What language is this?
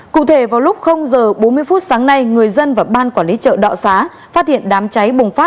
Vietnamese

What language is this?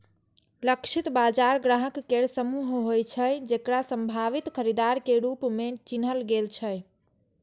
Maithili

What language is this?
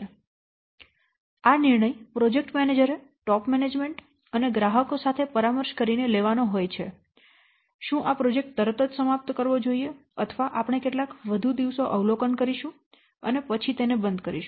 Gujarati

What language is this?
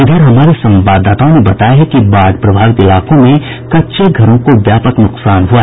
Hindi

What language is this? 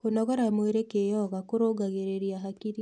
Kikuyu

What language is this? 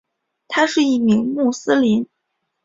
Chinese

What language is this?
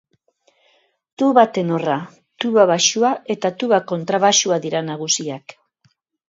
Basque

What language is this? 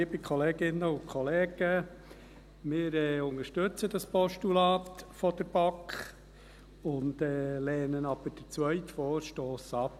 Swiss German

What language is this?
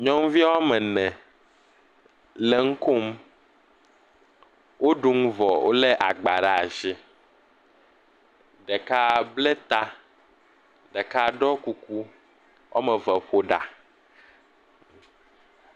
Ewe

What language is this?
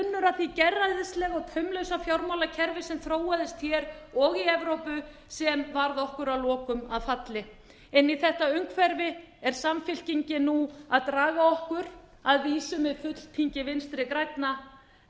Icelandic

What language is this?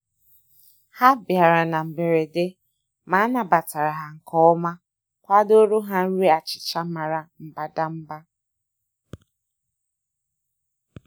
Igbo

